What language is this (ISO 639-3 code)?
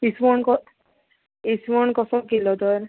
kok